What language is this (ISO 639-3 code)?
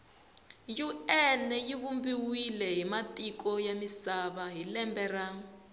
tso